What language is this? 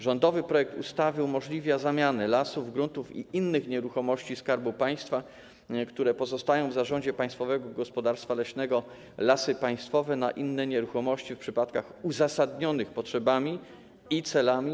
Polish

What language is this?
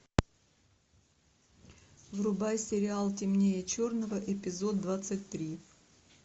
Russian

